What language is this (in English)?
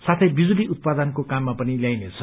Nepali